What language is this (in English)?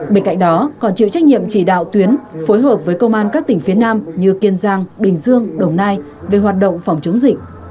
Vietnamese